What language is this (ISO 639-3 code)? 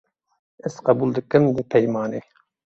kur